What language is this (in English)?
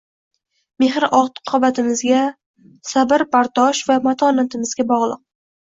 Uzbek